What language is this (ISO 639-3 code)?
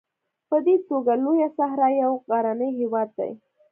pus